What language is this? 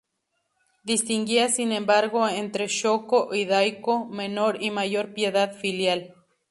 Spanish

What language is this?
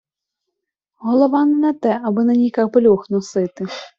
Ukrainian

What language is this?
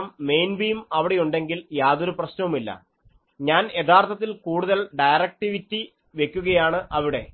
Malayalam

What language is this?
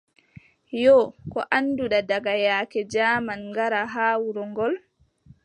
Adamawa Fulfulde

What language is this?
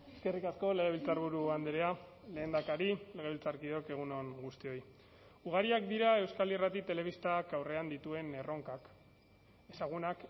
Basque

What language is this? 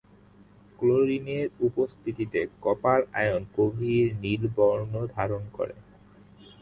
Bangla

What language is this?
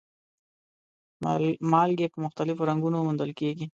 Pashto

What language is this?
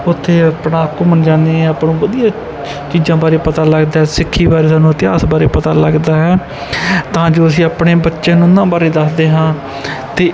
Punjabi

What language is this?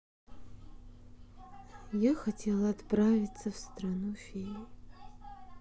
Russian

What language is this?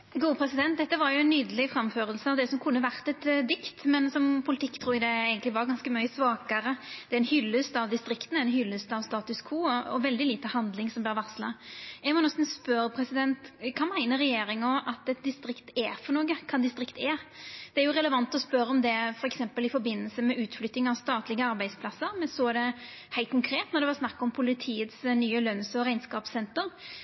Norwegian Nynorsk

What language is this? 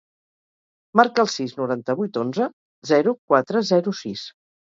Catalan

